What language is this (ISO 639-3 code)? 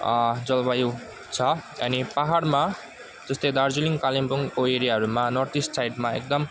nep